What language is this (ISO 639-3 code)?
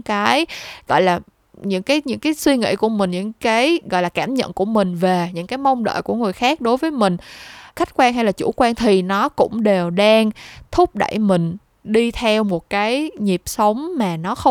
vie